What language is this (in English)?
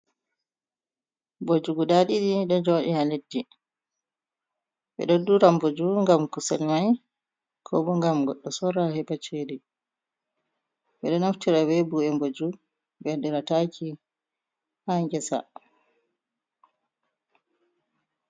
Fula